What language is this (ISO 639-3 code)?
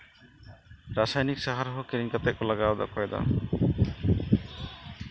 sat